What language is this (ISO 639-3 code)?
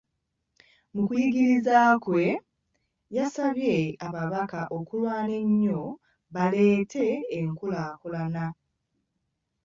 lug